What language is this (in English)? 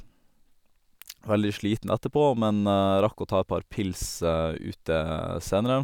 Norwegian